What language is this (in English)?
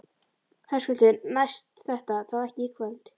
Icelandic